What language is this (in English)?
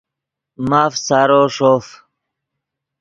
Yidgha